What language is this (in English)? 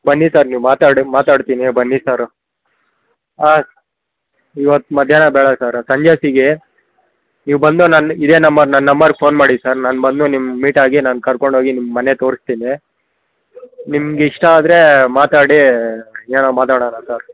Kannada